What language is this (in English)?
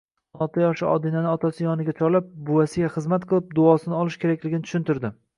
Uzbek